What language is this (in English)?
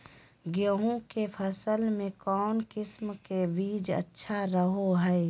Magahi